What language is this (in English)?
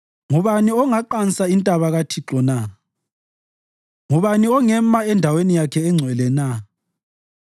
North Ndebele